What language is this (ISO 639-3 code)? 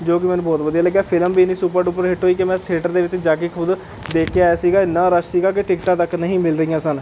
pan